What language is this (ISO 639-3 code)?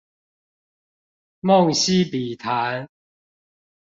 zho